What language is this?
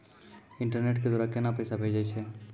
Maithili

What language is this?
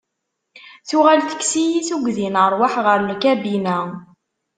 Kabyle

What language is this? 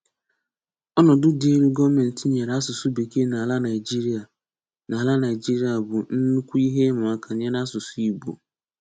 Igbo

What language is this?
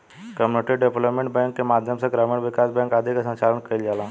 Bhojpuri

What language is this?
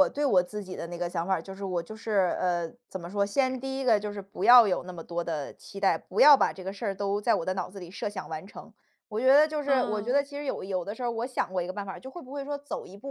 Chinese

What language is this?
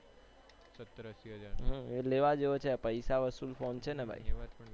Gujarati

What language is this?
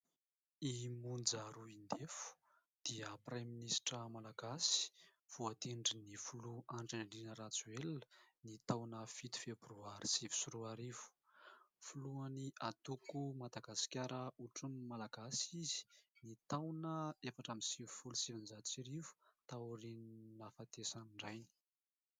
Malagasy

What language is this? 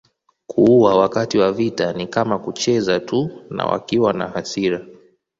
Swahili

